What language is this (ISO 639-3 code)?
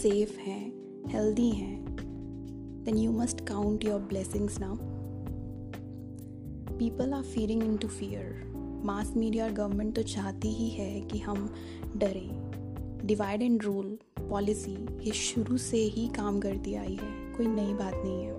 hin